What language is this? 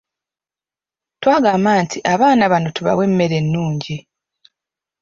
Ganda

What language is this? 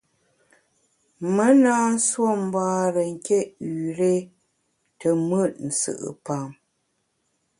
Bamun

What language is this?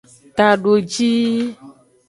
Aja (Benin)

